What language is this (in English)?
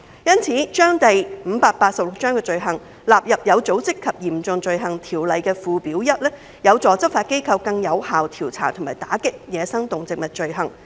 Cantonese